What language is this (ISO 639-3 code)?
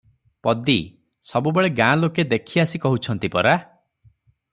ori